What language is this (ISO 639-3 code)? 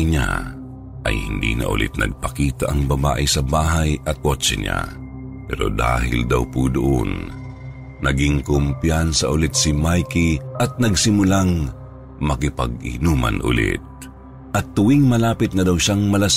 fil